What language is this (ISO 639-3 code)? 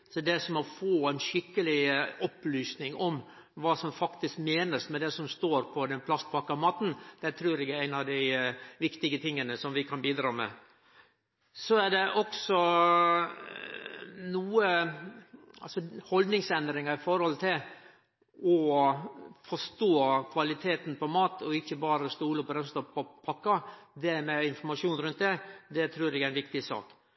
nno